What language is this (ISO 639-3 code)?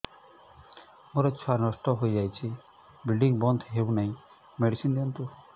ori